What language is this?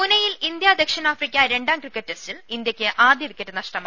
Malayalam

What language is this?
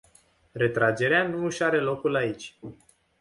Romanian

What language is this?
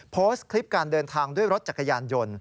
Thai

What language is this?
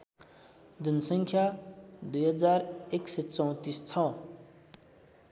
Nepali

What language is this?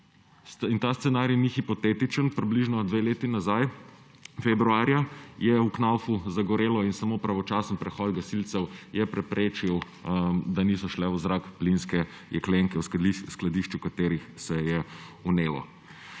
Slovenian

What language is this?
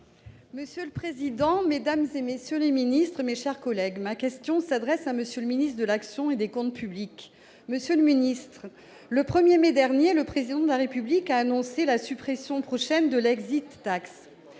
French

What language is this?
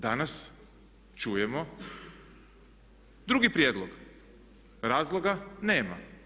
Croatian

